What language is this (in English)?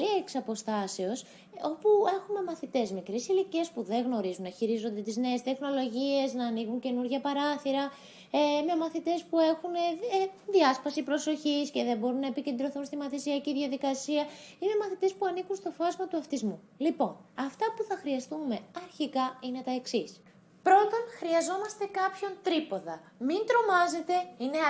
Greek